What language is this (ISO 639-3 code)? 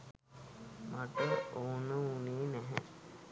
sin